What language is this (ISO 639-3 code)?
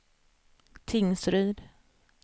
swe